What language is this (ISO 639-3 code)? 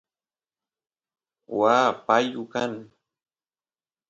qus